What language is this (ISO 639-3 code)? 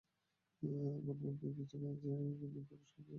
ben